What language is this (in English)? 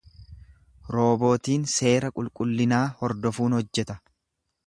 Oromo